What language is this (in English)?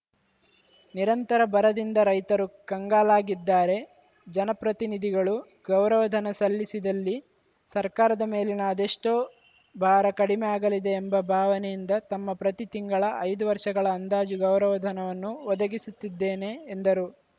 Kannada